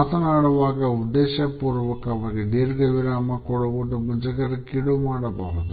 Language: Kannada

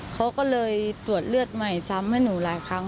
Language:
Thai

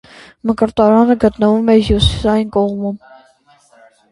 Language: Armenian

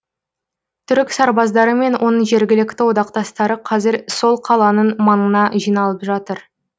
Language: Kazakh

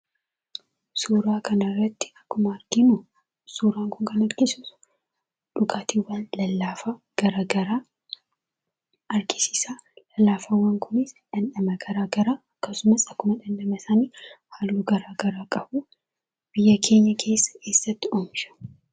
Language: Oromo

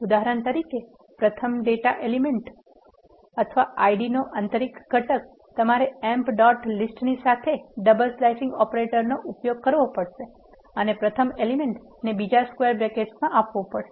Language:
Gujarati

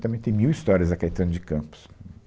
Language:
Portuguese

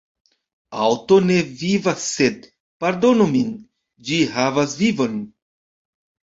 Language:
Esperanto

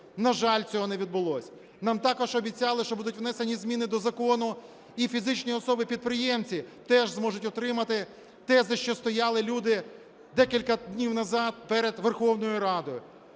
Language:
Ukrainian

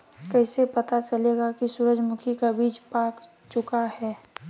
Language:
Magahi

